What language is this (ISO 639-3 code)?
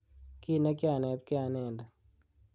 kln